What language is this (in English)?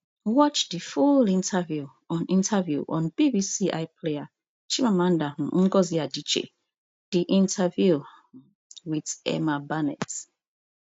Nigerian Pidgin